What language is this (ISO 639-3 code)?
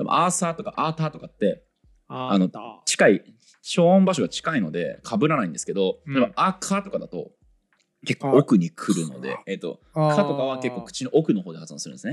jpn